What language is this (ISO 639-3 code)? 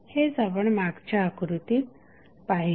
mar